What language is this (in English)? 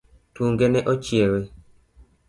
Luo (Kenya and Tanzania)